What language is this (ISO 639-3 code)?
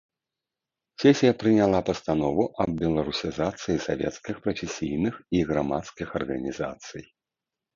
bel